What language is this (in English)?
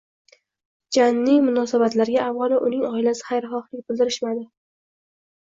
Uzbek